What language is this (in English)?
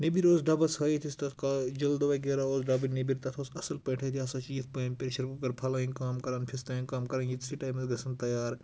Kashmiri